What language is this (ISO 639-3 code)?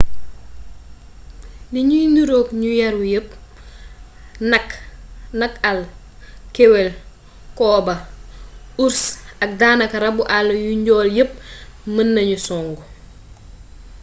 wol